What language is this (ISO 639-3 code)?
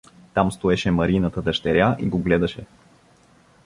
bul